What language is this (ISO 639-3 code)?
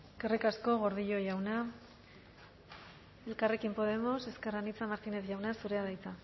eus